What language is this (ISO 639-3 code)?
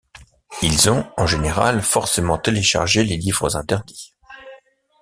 fra